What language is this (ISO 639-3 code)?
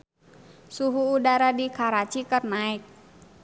sun